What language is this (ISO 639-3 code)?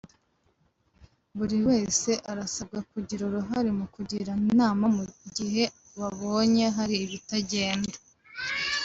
kin